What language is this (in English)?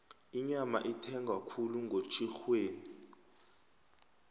South Ndebele